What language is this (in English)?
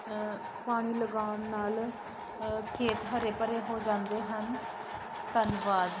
Punjabi